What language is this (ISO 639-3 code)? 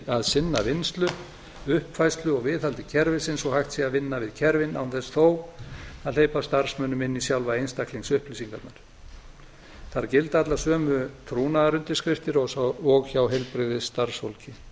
isl